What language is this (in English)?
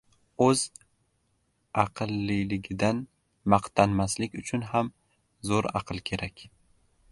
Uzbek